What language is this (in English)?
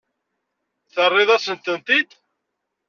Kabyle